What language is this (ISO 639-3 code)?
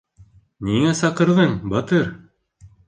bak